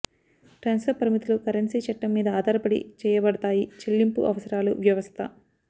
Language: Telugu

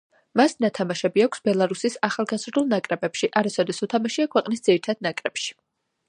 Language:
Georgian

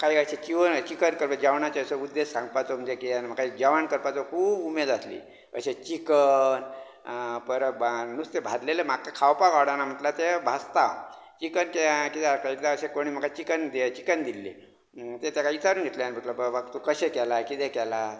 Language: Konkani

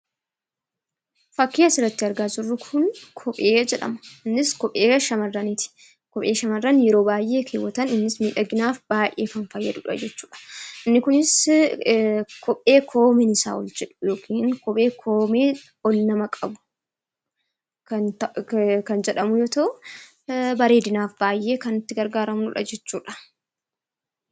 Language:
Oromo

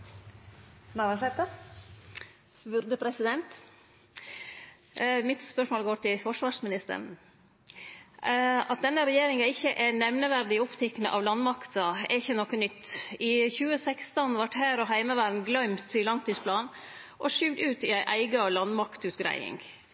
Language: Norwegian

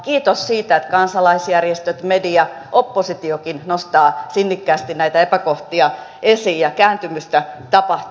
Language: Finnish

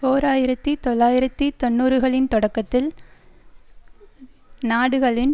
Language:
Tamil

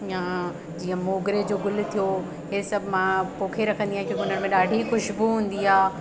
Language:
Sindhi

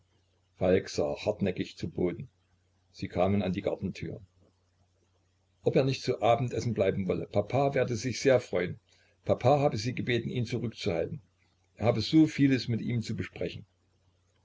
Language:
German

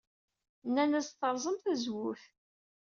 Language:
Kabyle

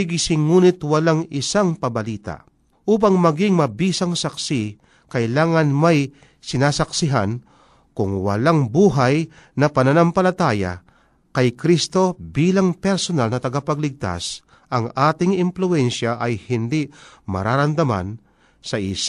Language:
Filipino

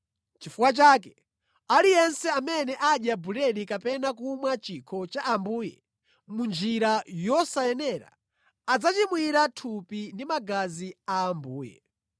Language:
Nyanja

